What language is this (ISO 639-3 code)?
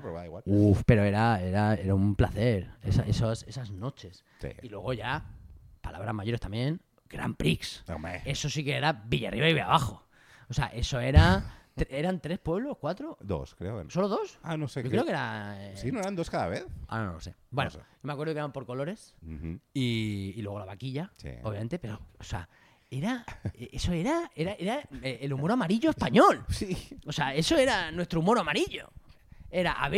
spa